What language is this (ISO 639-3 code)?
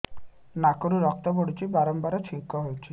ori